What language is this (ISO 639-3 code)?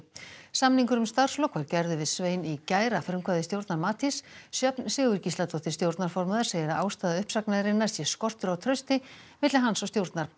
isl